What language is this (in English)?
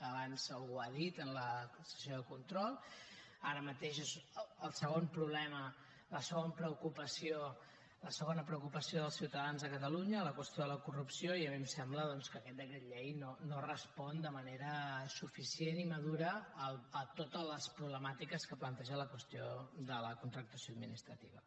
Catalan